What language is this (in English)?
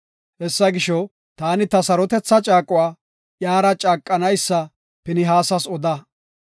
Gofa